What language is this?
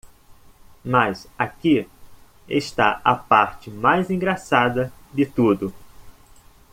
Portuguese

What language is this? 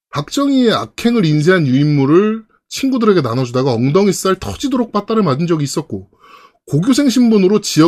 Korean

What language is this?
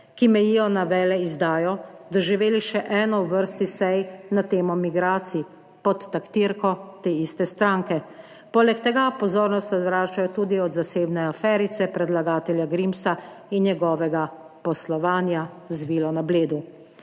Slovenian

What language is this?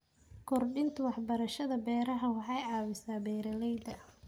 Somali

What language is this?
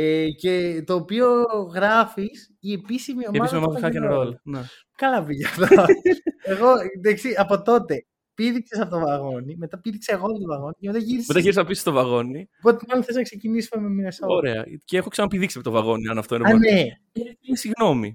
Greek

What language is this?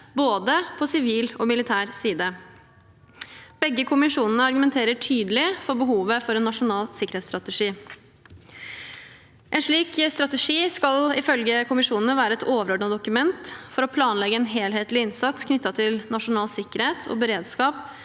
Norwegian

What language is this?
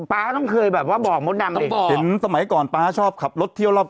Thai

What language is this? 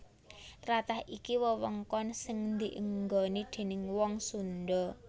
Javanese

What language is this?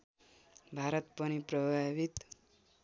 Nepali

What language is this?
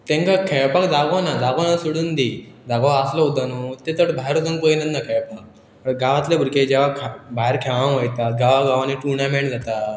Konkani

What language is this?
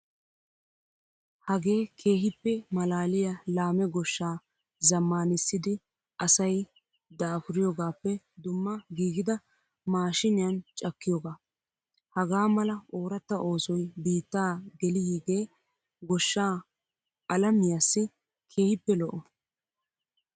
Wolaytta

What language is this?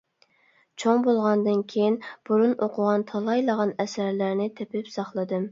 Uyghur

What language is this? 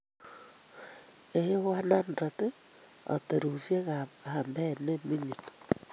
Kalenjin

